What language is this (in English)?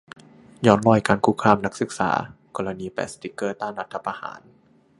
Thai